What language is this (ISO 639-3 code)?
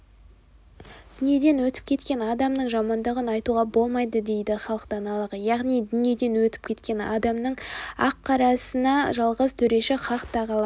kaz